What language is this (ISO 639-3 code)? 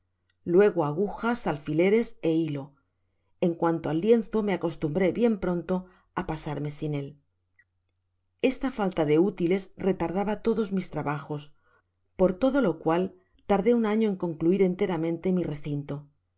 spa